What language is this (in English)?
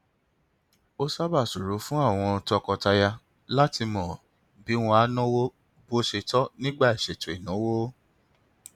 Yoruba